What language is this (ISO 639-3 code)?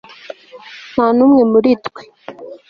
kin